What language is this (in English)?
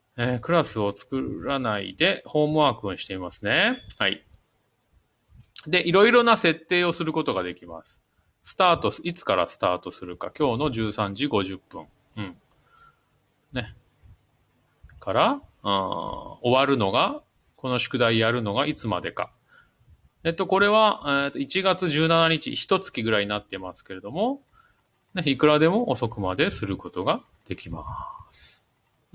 Japanese